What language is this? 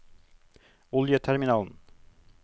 Norwegian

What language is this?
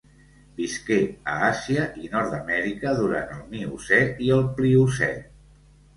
Catalan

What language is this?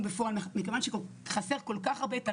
Hebrew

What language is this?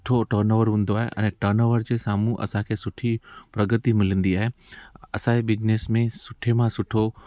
Sindhi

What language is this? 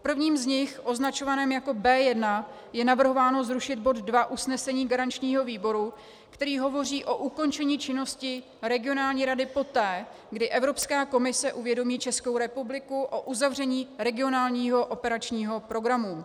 Czech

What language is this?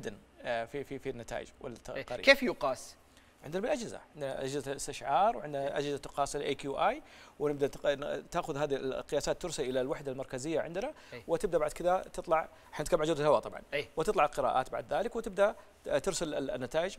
Arabic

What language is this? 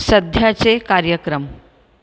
Marathi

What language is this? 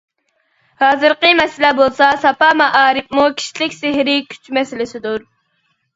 Uyghur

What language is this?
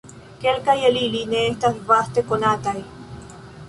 Esperanto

